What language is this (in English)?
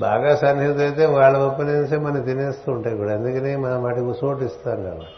Telugu